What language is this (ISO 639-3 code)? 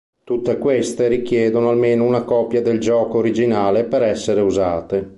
ita